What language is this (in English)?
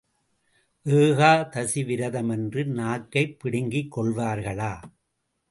Tamil